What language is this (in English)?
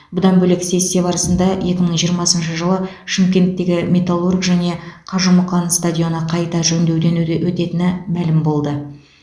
Kazakh